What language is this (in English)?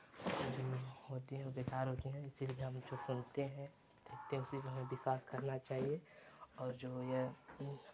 Hindi